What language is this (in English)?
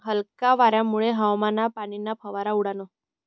Marathi